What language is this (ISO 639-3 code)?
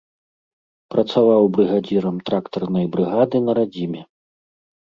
bel